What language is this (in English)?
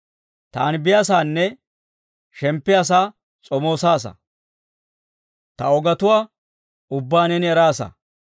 Dawro